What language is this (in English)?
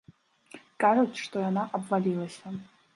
Belarusian